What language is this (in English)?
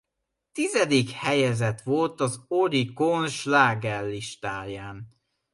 Hungarian